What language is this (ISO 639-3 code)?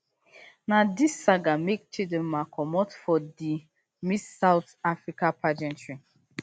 pcm